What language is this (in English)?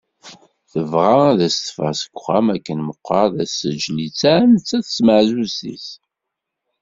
Kabyle